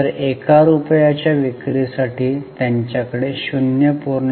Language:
Marathi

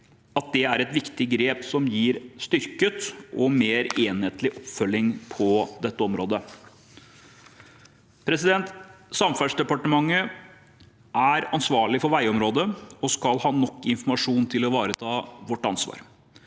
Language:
Norwegian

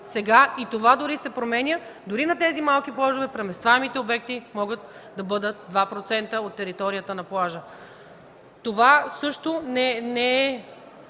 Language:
Bulgarian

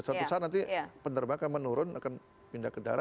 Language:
Indonesian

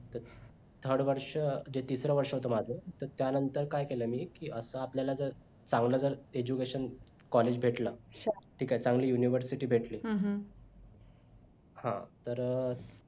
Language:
Marathi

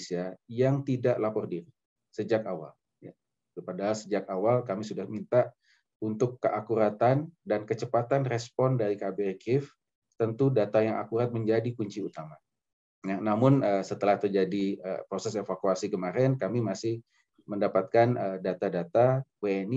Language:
Indonesian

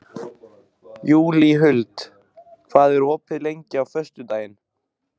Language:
Icelandic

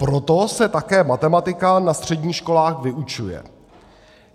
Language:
Czech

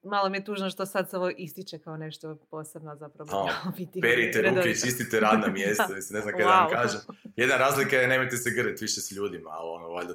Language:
Croatian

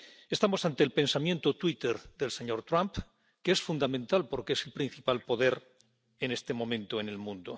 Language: Spanish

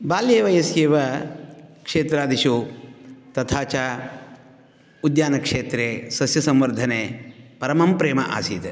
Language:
Sanskrit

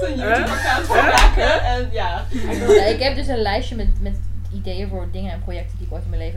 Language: Dutch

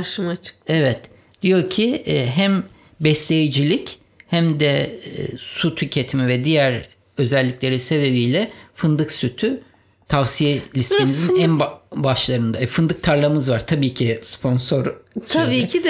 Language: Turkish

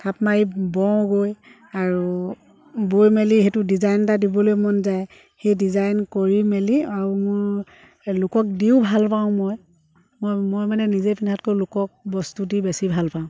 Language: Assamese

